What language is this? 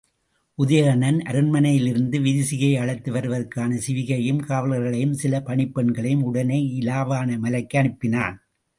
Tamil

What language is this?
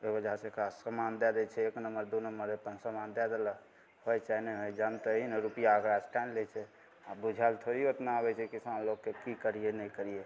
Maithili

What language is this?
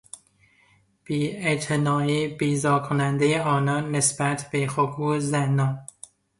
Persian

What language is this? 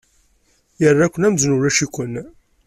Kabyle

